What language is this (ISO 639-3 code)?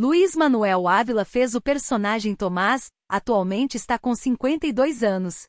por